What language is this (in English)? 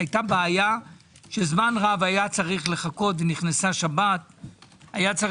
Hebrew